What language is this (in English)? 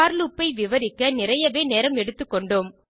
Tamil